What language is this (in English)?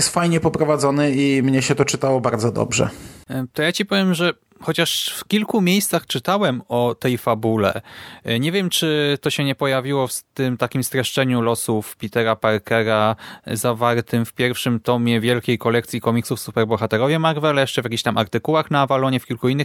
Polish